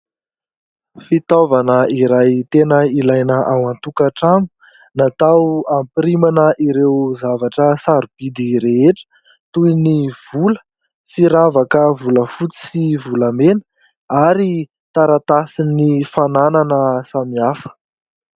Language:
Malagasy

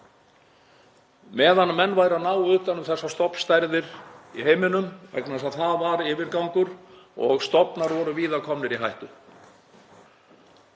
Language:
Icelandic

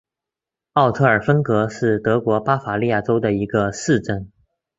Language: Chinese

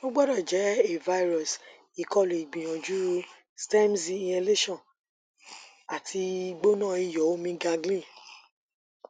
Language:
Yoruba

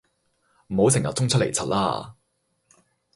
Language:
Cantonese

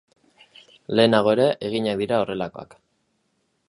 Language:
Basque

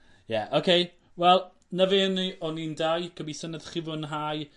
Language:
Welsh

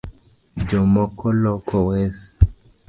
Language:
Luo (Kenya and Tanzania)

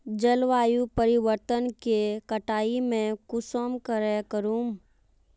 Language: Magahi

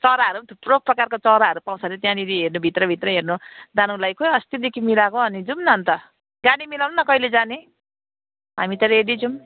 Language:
Nepali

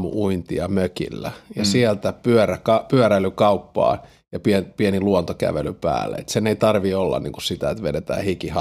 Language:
Finnish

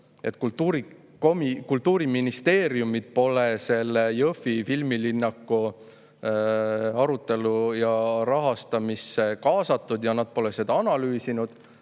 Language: Estonian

